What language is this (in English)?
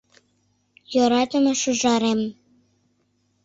Mari